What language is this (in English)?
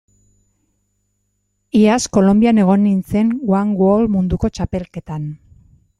Basque